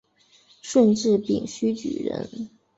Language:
Chinese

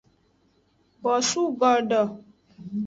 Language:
Aja (Benin)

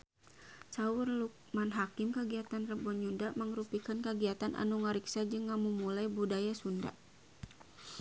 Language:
Sundanese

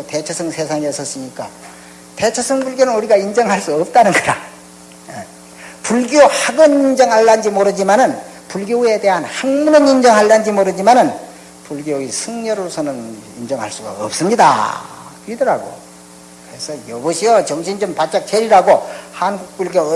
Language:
Korean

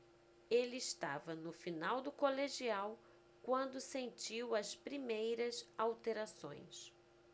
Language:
Portuguese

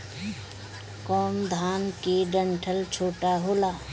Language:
Bhojpuri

